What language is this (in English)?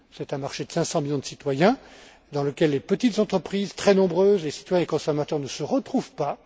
French